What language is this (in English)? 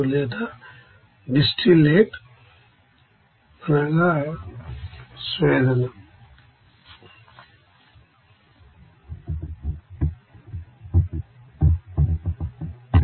Telugu